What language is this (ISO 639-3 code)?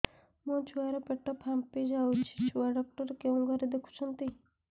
ori